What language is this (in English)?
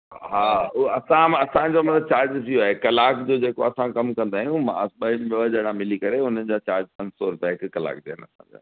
Sindhi